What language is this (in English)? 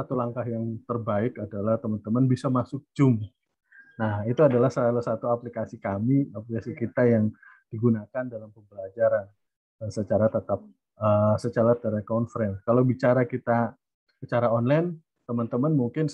Indonesian